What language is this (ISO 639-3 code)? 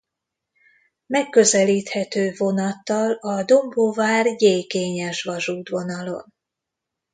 hun